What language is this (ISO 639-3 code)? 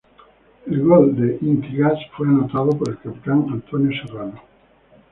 spa